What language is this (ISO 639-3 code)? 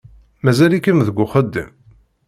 kab